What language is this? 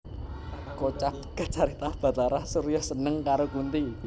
Javanese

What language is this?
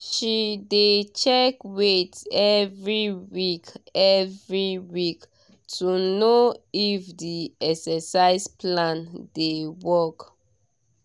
Nigerian Pidgin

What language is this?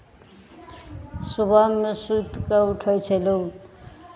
Maithili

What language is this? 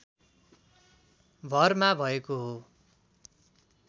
Nepali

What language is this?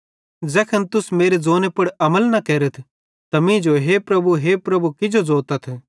Bhadrawahi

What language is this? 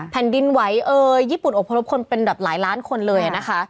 Thai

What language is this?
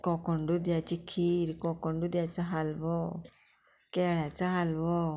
Konkani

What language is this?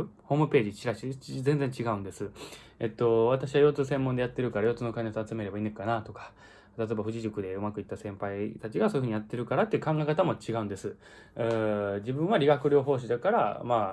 Japanese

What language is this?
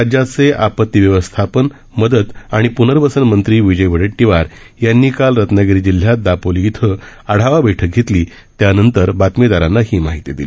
Marathi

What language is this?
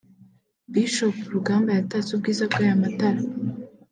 Kinyarwanda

